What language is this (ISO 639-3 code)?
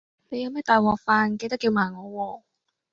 yue